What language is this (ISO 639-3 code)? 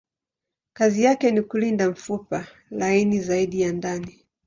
swa